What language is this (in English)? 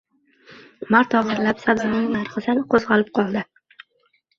Uzbek